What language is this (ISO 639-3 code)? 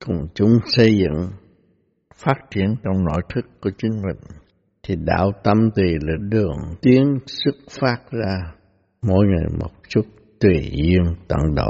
vie